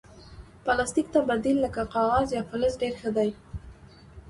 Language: Pashto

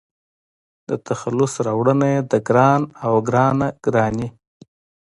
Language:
Pashto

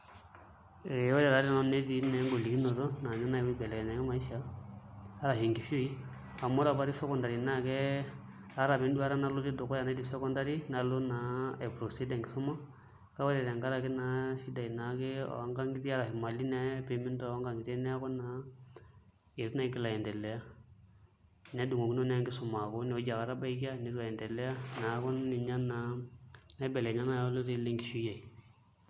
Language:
Masai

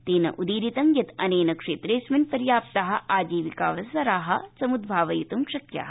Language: Sanskrit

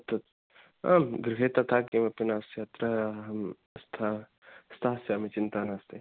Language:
Sanskrit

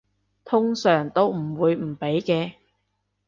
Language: Cantonese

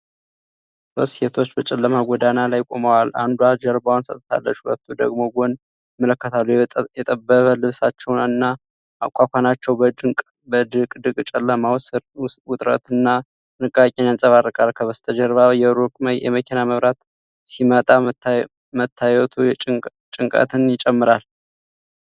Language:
Amharic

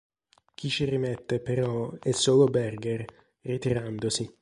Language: Italian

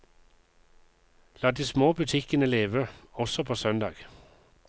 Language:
Norwegian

